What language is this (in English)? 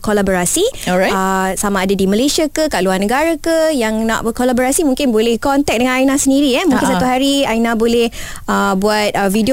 Malay